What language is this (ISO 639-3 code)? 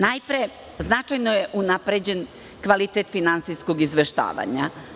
srp